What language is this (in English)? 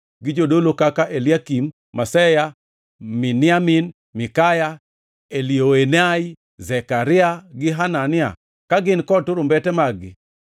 Luo (Kenya and Tanzania)